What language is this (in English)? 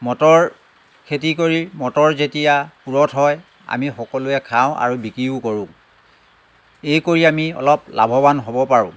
Assamese